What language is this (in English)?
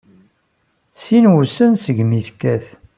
Kabyle